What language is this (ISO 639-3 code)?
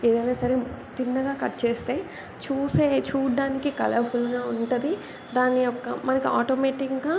tel